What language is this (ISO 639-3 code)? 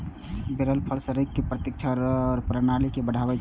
mai